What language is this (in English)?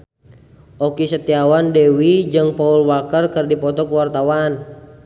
Sundanese